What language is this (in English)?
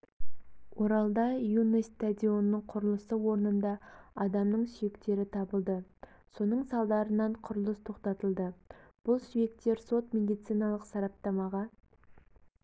Kazakh